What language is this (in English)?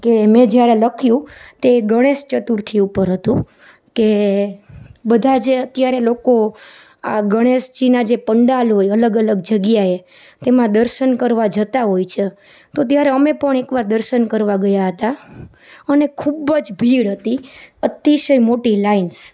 Gujarati